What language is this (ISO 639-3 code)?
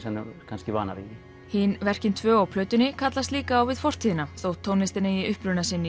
isl